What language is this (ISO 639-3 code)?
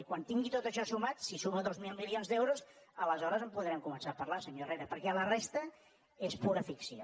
cat